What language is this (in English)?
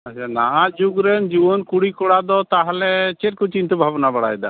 Santali